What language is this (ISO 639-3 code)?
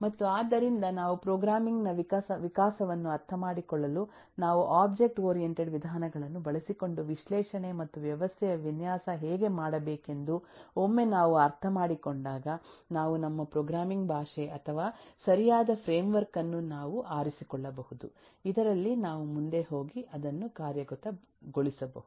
kan